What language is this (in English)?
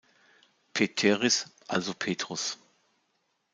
German